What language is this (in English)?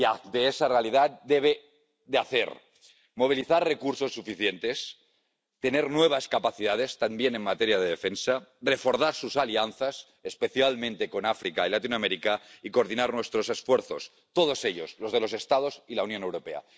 Spanish